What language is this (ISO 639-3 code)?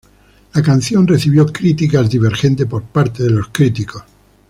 spa